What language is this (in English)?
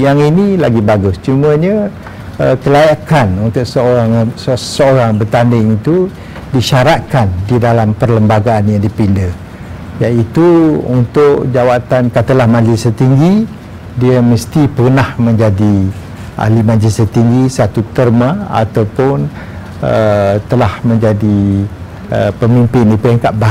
Malay